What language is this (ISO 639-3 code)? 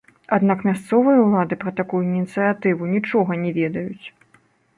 bel